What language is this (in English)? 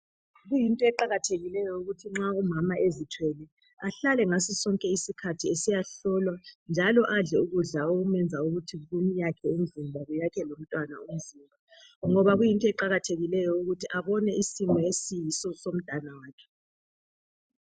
North Ndebele